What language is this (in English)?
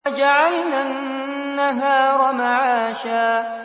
Arabic